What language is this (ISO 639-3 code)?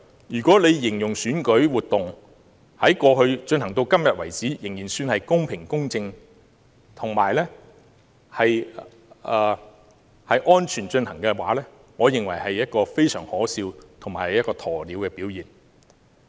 yue